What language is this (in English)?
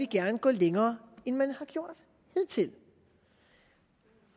Danish